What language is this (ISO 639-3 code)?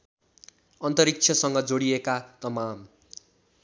nep